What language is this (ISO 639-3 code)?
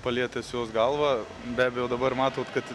lit